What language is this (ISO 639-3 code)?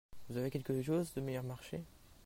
fra